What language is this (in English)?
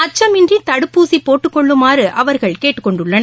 Tamil